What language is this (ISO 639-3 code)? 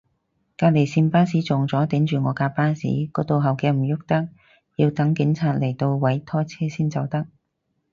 yue